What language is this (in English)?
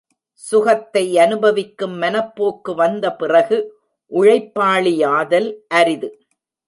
Tamil